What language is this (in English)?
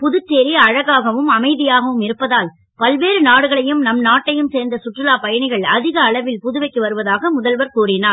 Tamil